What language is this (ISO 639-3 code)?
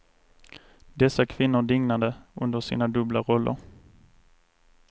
swe